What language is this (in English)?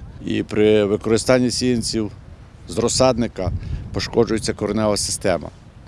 Ukrainian